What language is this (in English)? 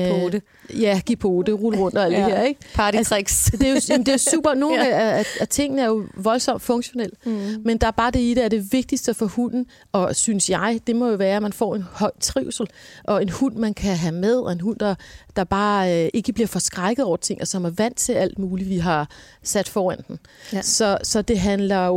Danish